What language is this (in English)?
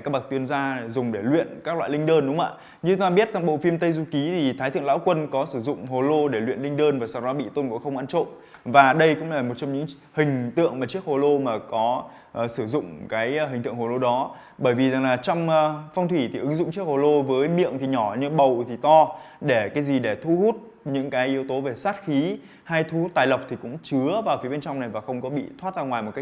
Vietnamese